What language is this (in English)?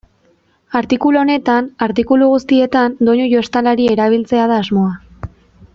Basque